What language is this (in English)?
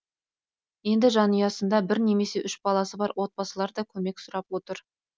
Kazakh